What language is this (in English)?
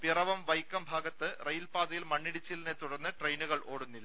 Malayalam